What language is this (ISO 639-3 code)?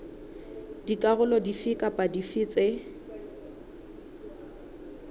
sot